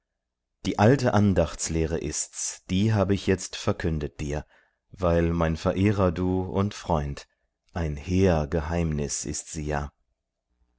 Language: German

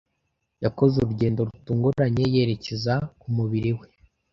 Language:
Kinyarwanda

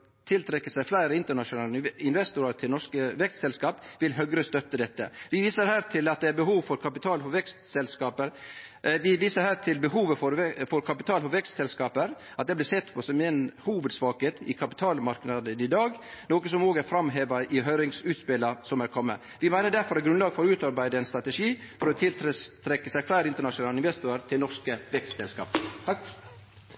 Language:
Norwegian Nynorsk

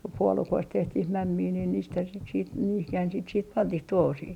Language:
Finnish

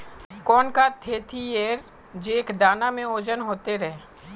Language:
Magahi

